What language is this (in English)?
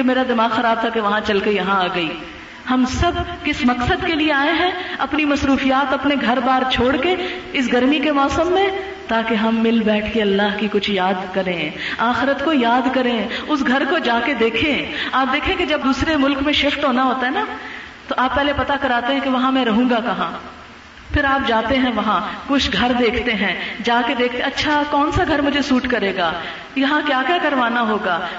Urdu